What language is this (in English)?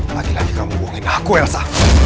Indonesian